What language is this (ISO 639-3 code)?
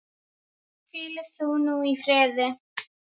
isl